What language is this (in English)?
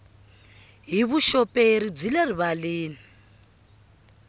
Tsonga